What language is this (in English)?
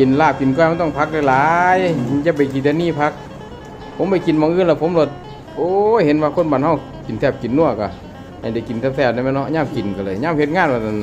Thai